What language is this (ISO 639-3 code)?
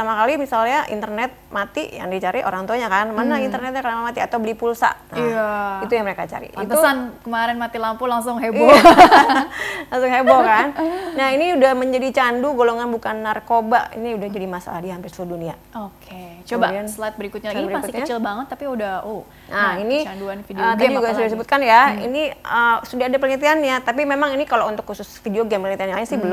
ind